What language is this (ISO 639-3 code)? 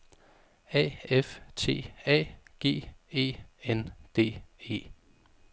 dan